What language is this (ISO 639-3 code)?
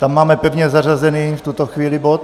ces